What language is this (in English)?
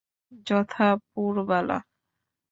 Bangla